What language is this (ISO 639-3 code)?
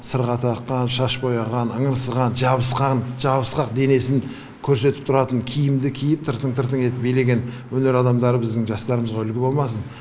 kaz